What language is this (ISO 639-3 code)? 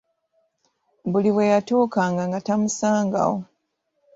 lug